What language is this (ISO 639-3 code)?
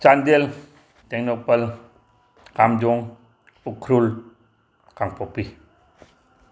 mni